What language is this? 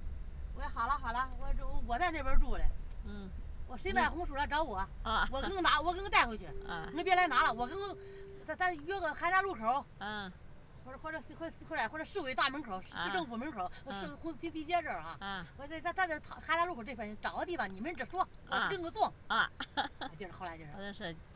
Chinese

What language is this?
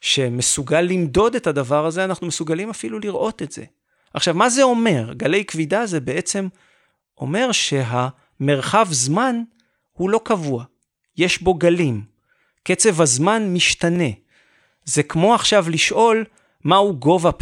Hebrew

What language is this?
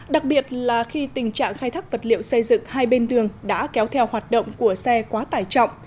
Vietnamese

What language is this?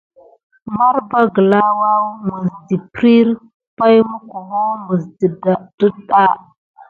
Gidar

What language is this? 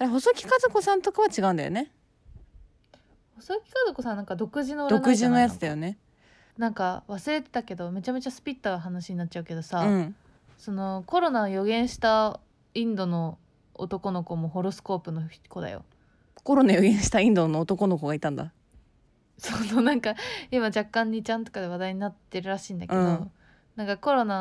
Japanese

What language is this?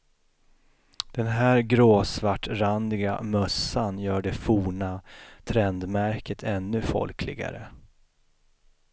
Swedish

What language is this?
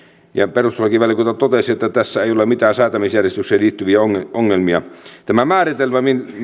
Finnish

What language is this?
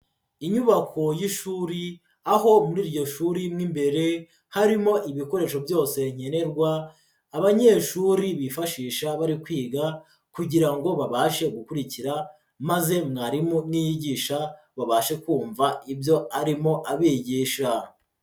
Kinyarwanda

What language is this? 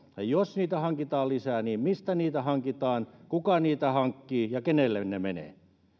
Finnish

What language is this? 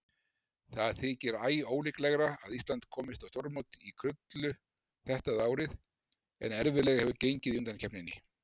Icelandic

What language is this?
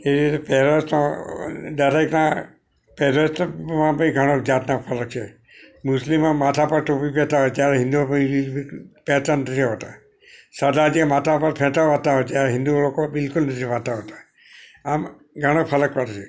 Gujarati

